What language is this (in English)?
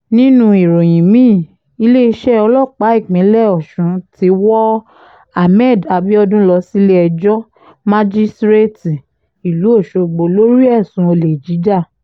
Yoruba